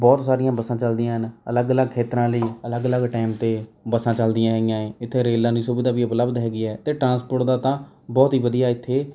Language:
Punjabi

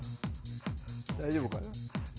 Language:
Japanese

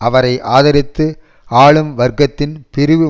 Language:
Tamil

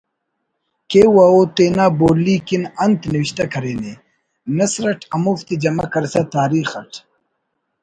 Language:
Brahui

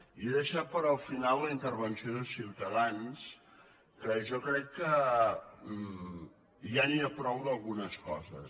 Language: Catalan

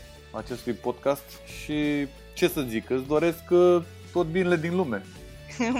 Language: Romanian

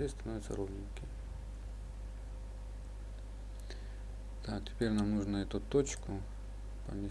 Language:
Russian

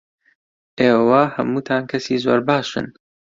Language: Central Kurdish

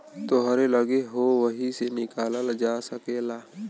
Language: Bhojpuri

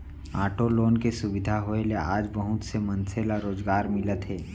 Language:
Chhattisgarhi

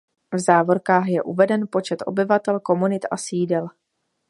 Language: Czech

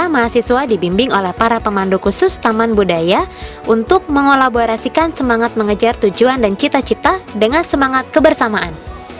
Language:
Indonesian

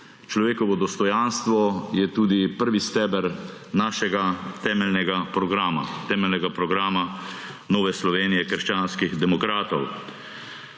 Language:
Slovenian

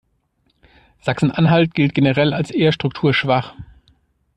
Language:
German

